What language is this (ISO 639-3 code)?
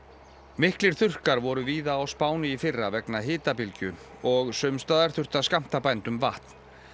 isl